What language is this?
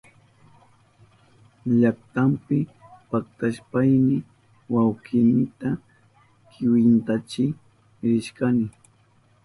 Southern Pastaza Quechua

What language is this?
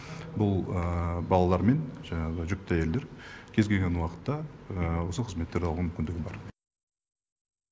Kazakh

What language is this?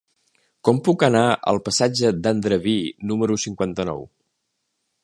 Catalan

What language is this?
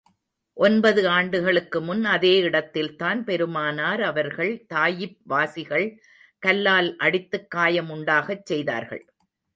Tamil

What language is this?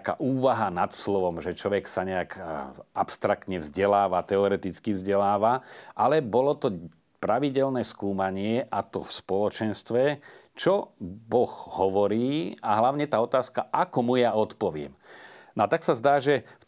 Slovak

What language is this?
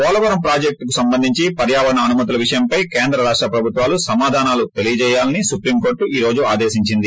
Telugu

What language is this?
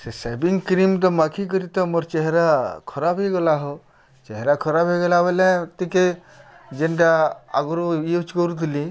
Odia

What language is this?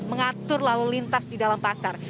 Indonesian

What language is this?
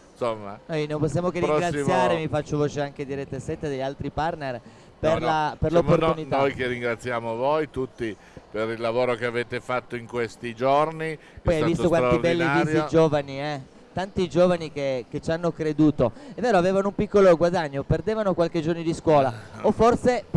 Italian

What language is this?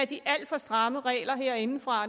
Danish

